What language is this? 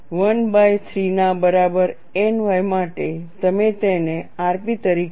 Gujarati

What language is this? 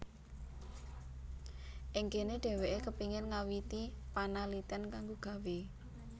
Javanese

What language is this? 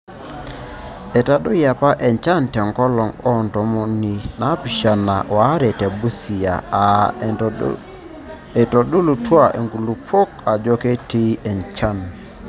Masai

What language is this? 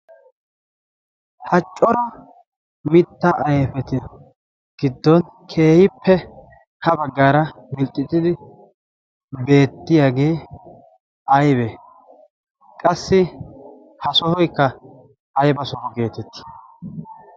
Wolaytta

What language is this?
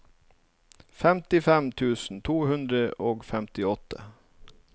Norwegian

